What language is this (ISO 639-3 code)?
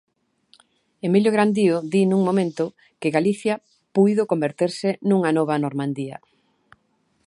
glg